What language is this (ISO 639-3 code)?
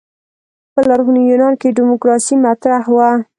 pus